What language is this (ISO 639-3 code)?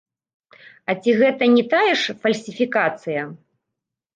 bel